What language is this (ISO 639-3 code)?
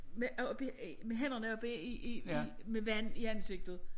dan